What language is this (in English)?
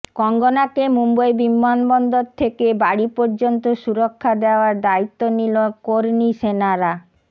Bangla